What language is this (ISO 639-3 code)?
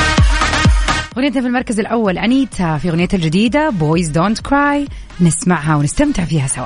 ara